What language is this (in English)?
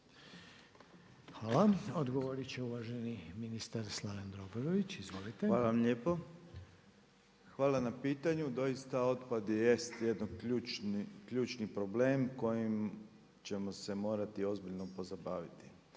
Croatian